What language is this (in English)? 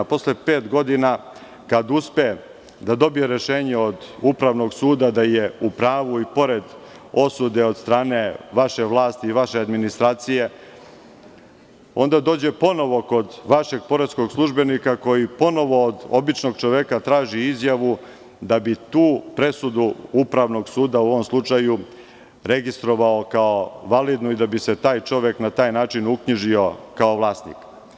Serbian